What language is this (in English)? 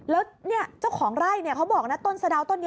Thai